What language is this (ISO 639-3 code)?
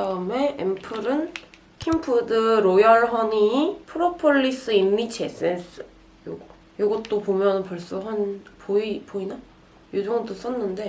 kor